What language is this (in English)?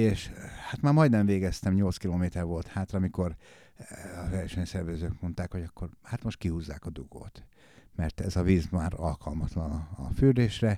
Hungarian